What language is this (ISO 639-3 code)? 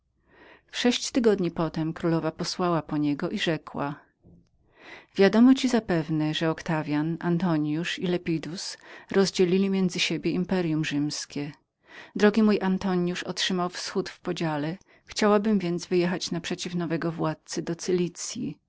pol